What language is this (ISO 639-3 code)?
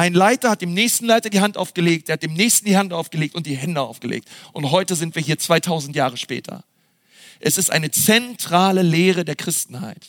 deu